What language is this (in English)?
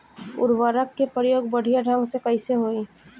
Bhojpuri